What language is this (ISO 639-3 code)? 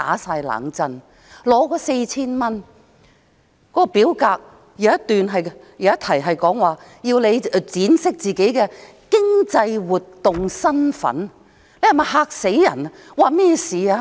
yue